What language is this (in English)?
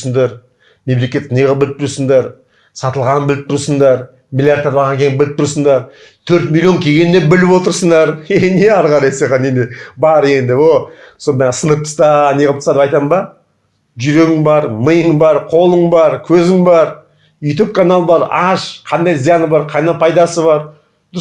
Kazakh